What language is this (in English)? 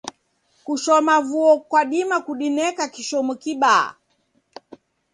Taita